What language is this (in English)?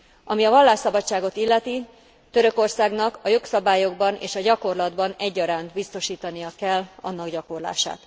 Hungarian